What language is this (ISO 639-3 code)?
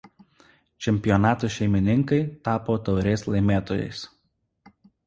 lit